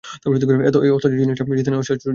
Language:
Bangla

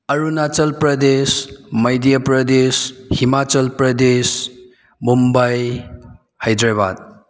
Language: Manipuri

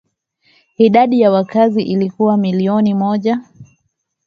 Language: Swahili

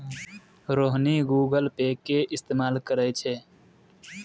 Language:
Maithili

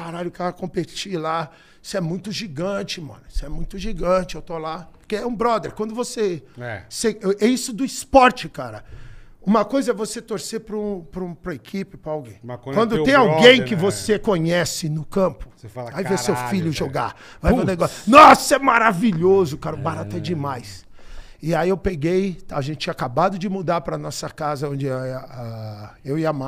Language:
Portuguese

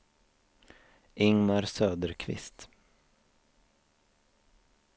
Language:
Swedish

